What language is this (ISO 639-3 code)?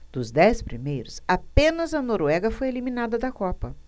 por